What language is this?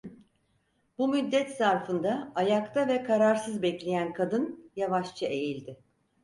Turkish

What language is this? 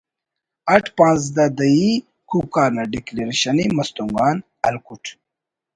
Brahui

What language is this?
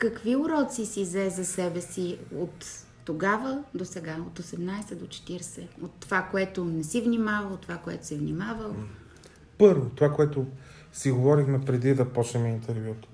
Bulgarian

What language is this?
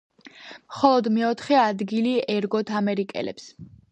Georgian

